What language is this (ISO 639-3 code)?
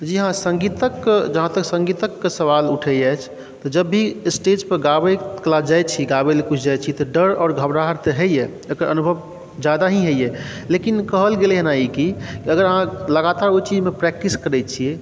mai